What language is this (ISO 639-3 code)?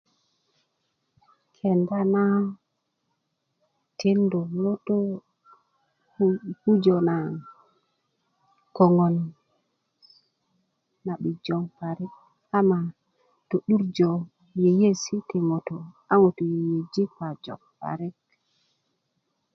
ukv